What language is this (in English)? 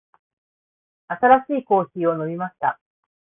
Japanese